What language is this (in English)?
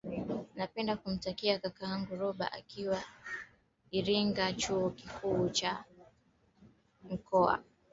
Swahili